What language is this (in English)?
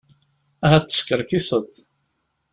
Kabyle